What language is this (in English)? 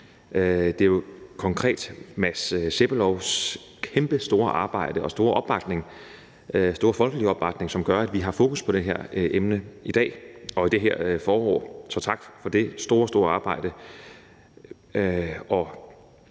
Danish